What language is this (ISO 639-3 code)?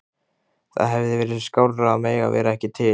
isl